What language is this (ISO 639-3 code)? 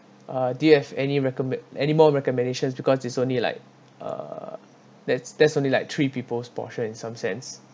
eng